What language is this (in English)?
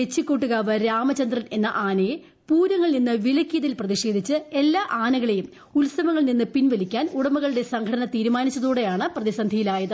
Malayalam